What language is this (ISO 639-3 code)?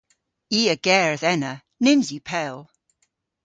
cor